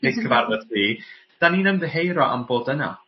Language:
Welsh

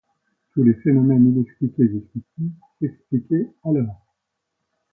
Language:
French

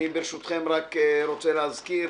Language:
Hebrew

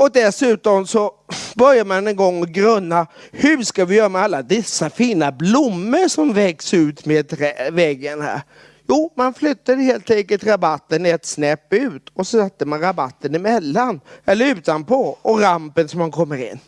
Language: Swedish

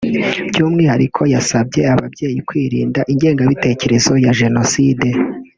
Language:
Kinyarwanda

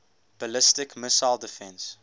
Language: English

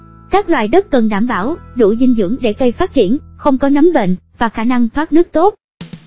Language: Vietnamese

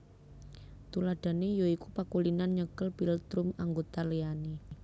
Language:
Javanese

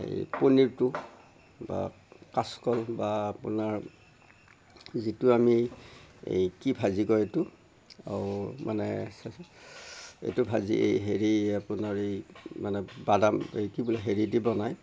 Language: Assamese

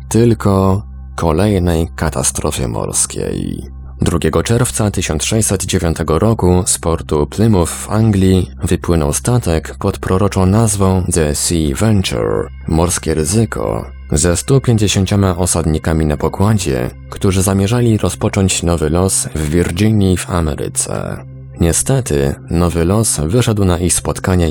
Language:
Polish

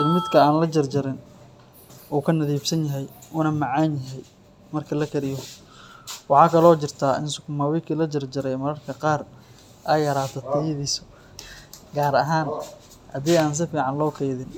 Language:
Somali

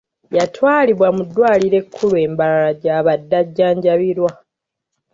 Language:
Ganda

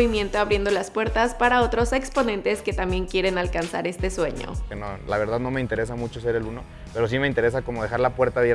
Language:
Spanish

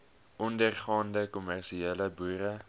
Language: Afrikaans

